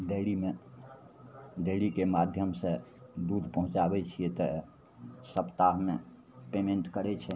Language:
Maithili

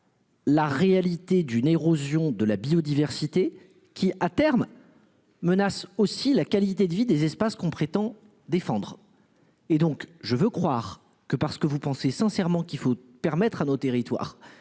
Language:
French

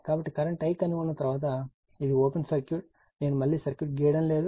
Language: Telugu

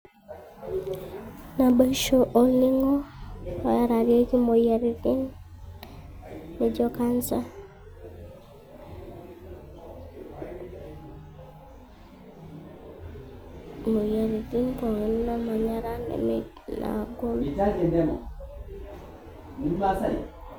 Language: Masai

